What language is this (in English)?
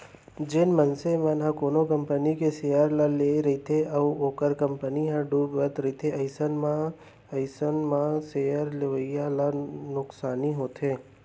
Chhattisgarhi